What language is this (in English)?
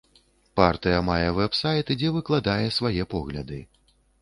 Belarusian